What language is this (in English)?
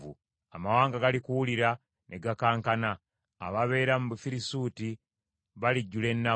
Ganda